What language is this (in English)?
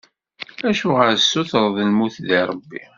Kabyle